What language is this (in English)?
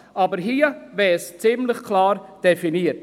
Swiss German